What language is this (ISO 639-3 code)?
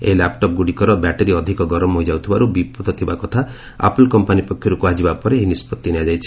ori